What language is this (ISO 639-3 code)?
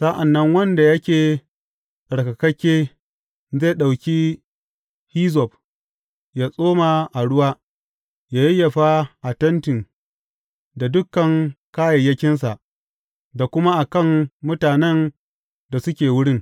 hau